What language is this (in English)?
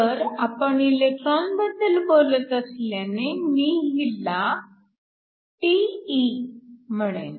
Marathi